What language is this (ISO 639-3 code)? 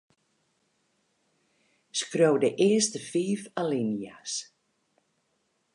fry